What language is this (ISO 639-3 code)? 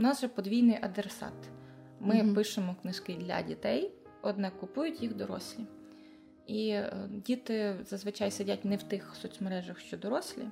ukr